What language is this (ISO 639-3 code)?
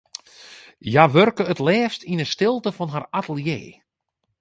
fry